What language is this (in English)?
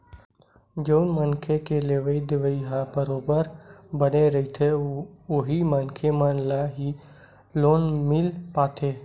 Chhattisgarhi